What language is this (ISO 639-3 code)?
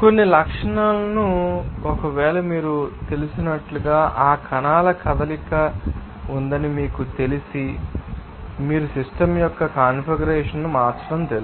tel